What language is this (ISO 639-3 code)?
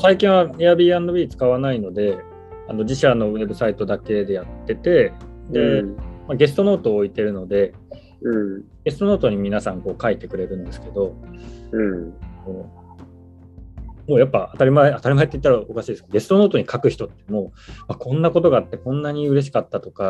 jpn